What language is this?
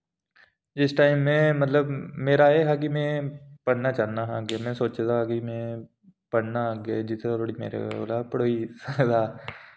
Dogri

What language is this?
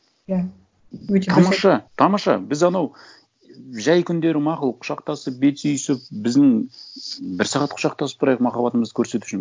Kazakh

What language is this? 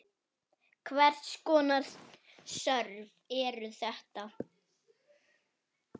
Icelandic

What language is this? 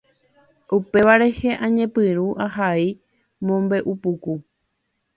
Guarani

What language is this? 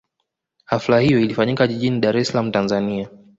Swahili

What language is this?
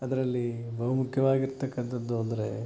Kannada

